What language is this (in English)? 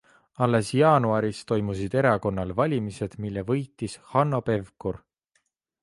Estonian